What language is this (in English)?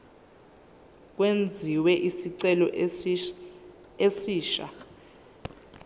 Zulu